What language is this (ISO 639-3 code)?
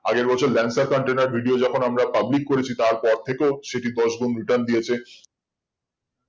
ben